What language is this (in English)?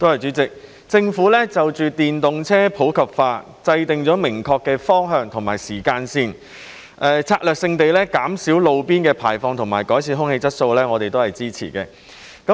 Cantonese